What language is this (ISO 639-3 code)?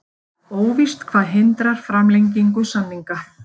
isl